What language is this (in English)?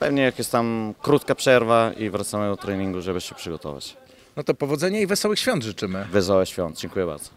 Polish